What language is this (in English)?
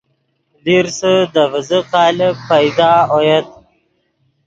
Yidgha